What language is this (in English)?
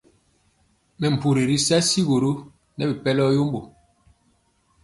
Mpiemo